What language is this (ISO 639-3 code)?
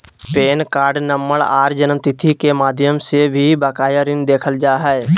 mag